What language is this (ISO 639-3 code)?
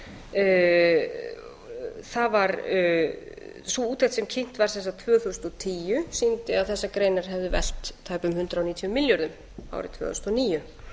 isl